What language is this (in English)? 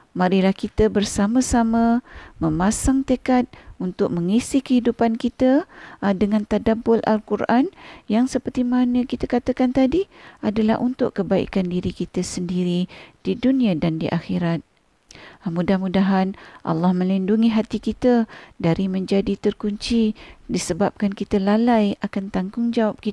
Malay